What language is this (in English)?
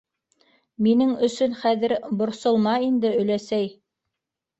Bashkir